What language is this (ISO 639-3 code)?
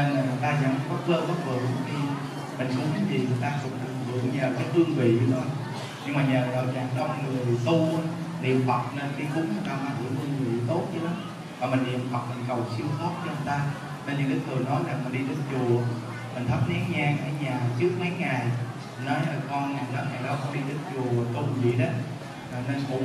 vie